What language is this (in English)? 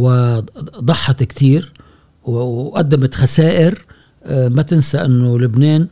Arabic